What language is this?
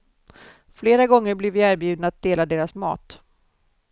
Swedish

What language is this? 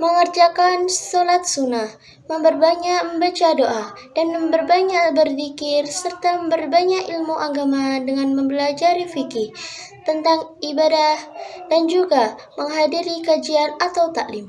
Indonesian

